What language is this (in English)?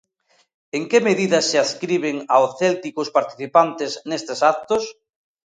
Galician